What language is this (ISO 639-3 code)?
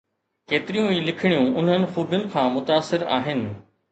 snd